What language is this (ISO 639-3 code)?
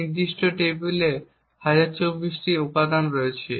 ben